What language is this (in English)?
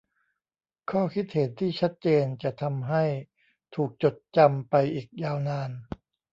Thai